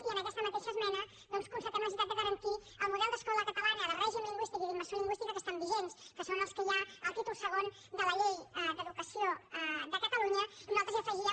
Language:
Catalan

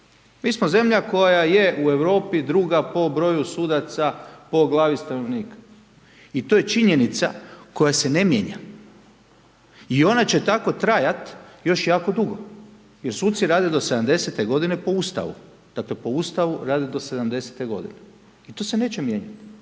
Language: Croatian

